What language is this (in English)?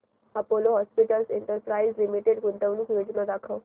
Marathi